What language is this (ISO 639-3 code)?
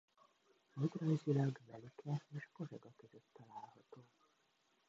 hun